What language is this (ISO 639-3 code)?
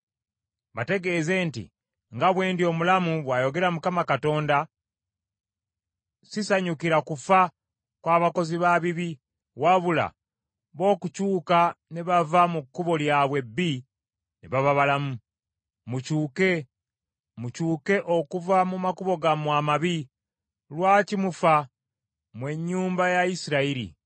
lug